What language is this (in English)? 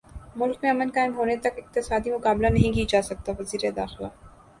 Urdu